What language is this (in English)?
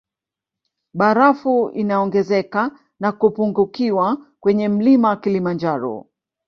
Swahili